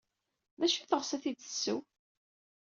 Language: Kabyle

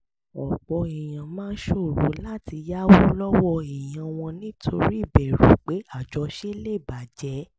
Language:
Yoruba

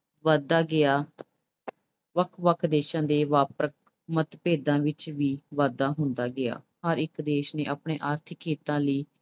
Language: Punjabi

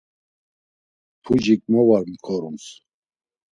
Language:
Laz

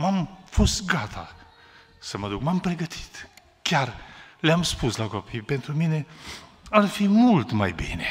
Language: Romanian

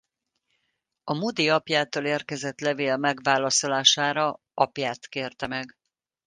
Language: Hungarian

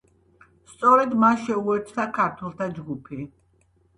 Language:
Georgian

